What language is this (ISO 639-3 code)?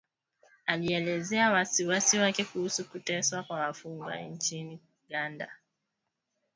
swa